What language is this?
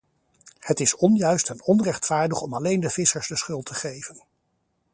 Dutch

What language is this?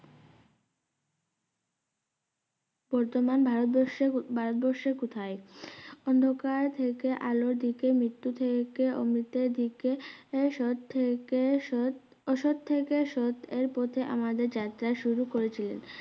Bangla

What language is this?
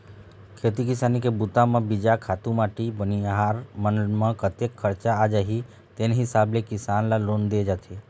Chhattisgarhi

